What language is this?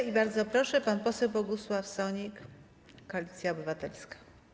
Polish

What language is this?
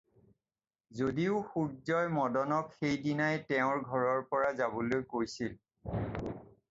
Assamese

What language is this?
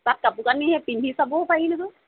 Assamese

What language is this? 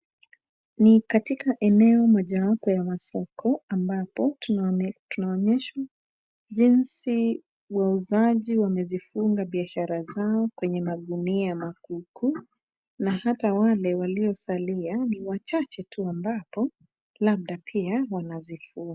Swahili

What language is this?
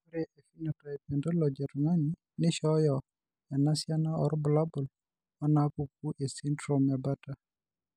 Masai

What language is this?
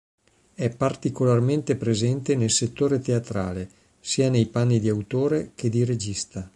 Italian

